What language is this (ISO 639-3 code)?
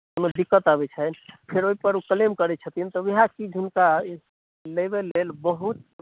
mai